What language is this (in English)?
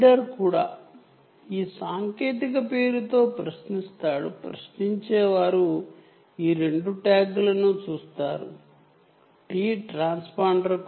Telugu